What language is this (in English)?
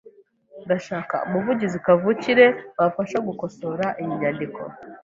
Kinyarwanda